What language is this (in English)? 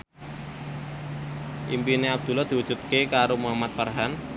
Javanese